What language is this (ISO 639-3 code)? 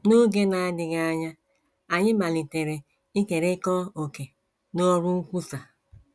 ibo